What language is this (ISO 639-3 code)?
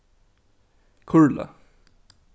fao